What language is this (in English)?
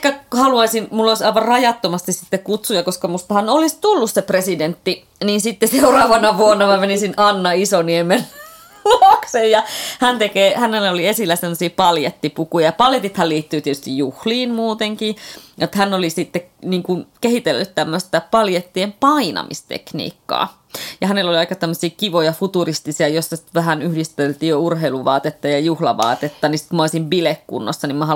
Finnish